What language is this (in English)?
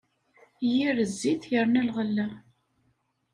Kabyle